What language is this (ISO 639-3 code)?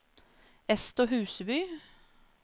nor